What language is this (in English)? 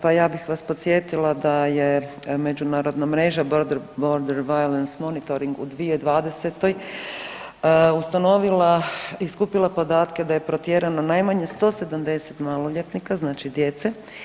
Croatian